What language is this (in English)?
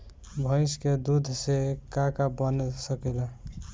Bhojpuri